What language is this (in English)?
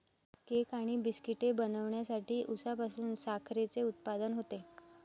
Marathi